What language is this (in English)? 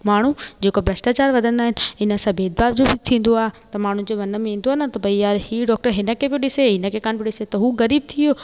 Sindhi